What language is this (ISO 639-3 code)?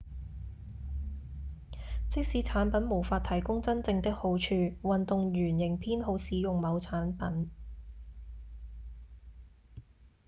yue